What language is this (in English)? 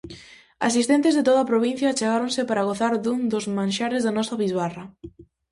Galician